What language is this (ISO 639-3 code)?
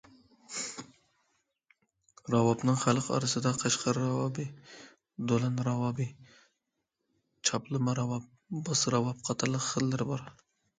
uig